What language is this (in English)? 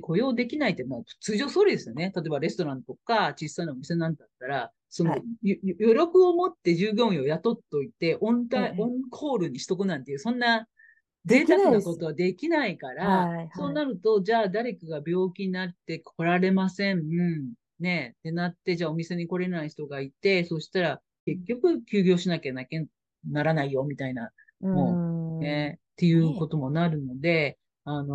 Japanese